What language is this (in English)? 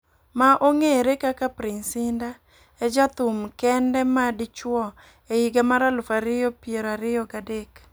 Luo (Kenya and Tanzania)